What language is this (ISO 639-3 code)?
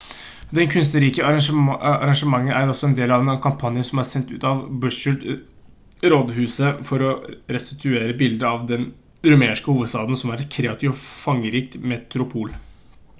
nob